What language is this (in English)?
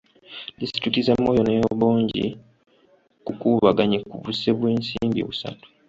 Ganda